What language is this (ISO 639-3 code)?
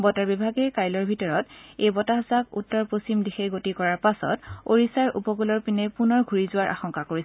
asm